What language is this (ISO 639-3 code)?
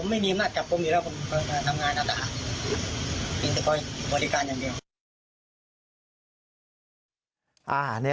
tha